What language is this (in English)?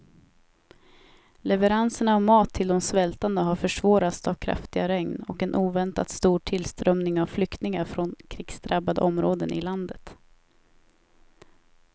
Swedish